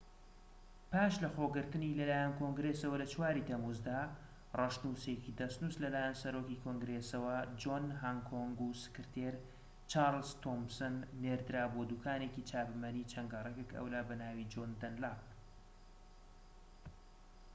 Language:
Central Kurdish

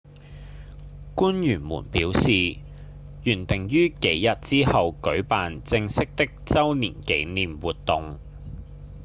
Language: Cantonese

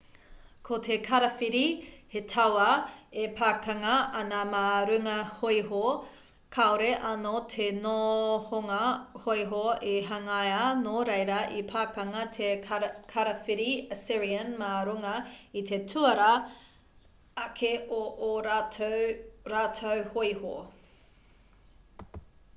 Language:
Māori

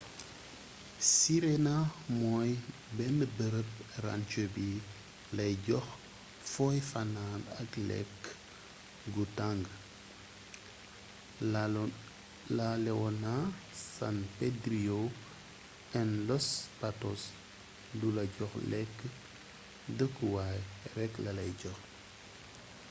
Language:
Wolof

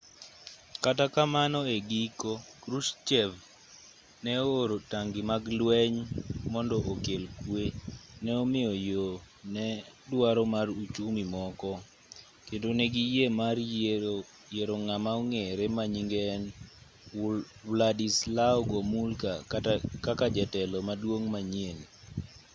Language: Luo (Kenya and Tanzania)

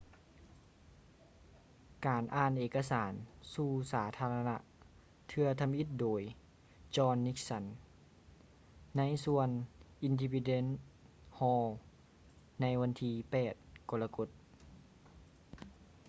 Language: Lao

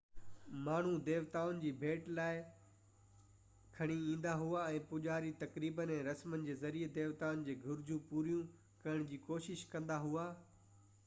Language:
Sindhi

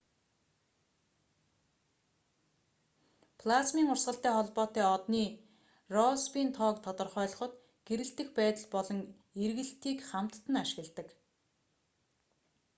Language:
Mongolian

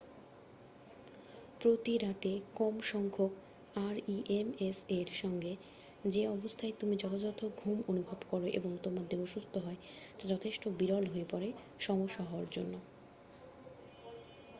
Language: Bangla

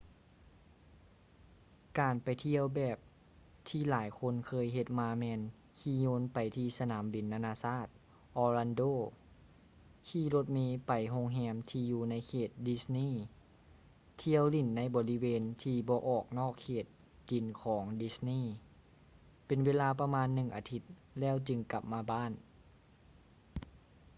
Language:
Lao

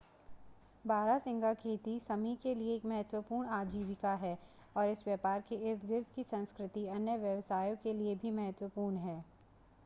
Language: Hindi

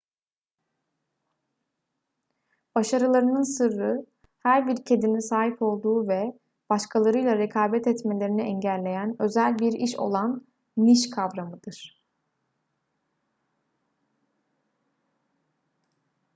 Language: Turkish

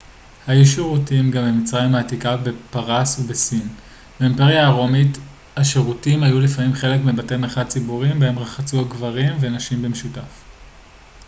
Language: Hebrew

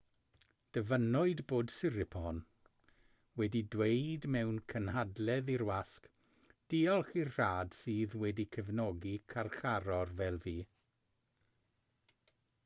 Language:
Welsh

